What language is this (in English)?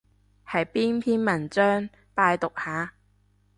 Cantonese